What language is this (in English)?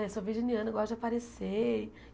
Portuguese